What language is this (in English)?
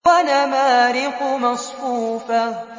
Arabic